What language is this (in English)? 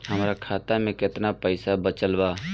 Bhojpuri